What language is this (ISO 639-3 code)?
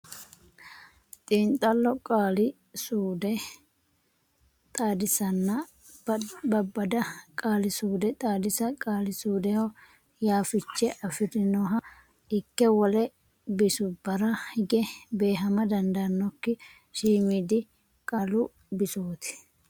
sid